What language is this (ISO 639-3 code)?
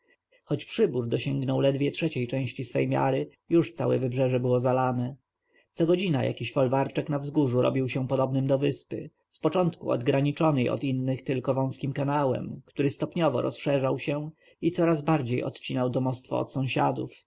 pol